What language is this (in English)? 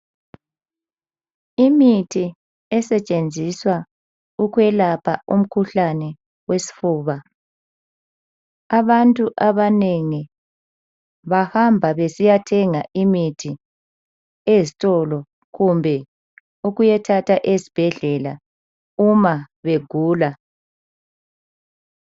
North Ndebele